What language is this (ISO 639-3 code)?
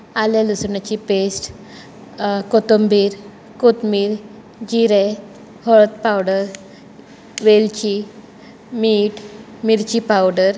kok